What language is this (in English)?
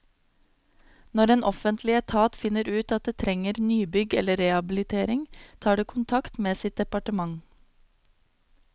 Norwegian